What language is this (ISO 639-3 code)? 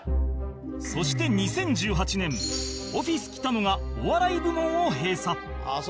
jpn